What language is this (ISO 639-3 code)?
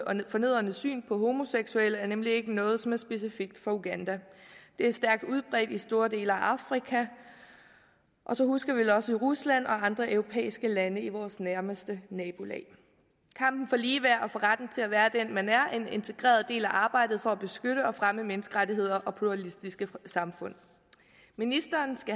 dan